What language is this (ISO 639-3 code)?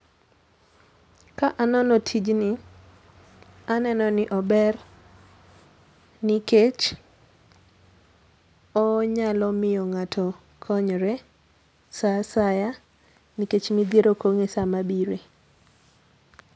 luo